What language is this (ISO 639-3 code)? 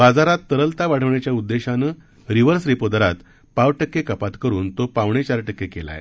mar